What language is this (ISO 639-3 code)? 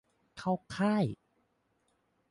tha